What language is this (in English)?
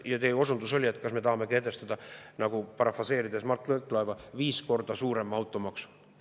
Estonian